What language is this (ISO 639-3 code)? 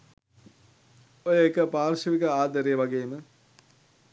sin